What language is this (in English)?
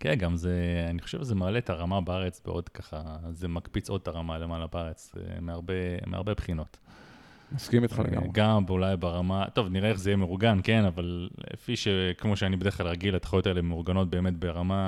Hebrew